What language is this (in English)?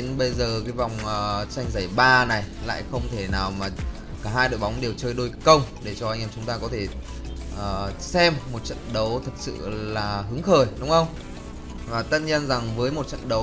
Vietnamese